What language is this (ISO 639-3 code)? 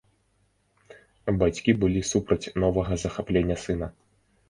bel